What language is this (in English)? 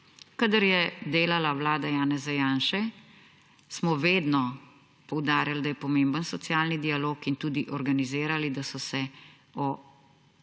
Slovenian